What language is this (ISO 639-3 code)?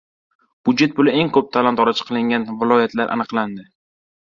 uzb